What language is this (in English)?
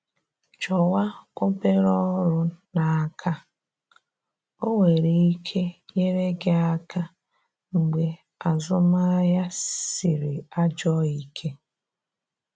Igbo